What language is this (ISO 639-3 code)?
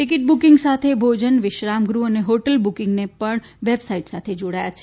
guj